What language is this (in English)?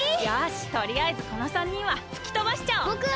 Japanese